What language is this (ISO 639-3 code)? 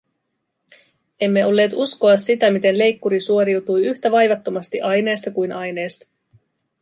fin